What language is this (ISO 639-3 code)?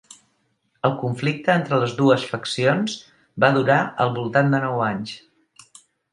cat